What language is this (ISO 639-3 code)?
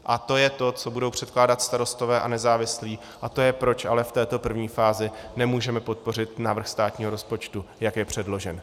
ces